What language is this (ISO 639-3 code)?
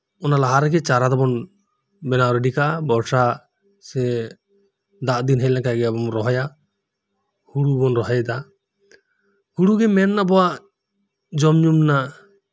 sat